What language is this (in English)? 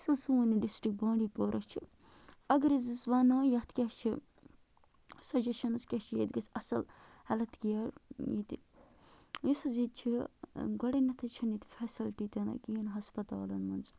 Kashmiri